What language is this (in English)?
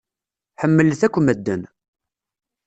Kabyle